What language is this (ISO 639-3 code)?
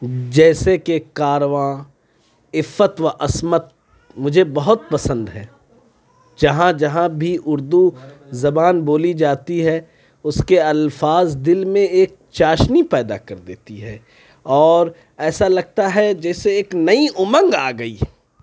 urd